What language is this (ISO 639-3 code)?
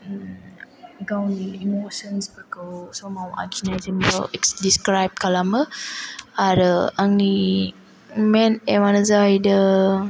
brx